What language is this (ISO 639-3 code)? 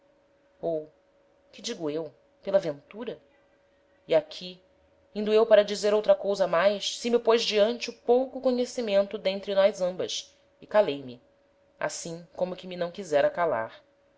por